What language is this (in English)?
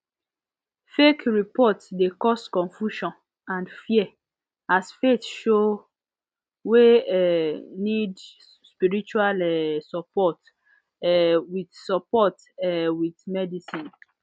Nigerian Pidgin